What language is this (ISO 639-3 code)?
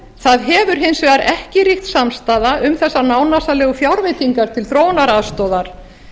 isl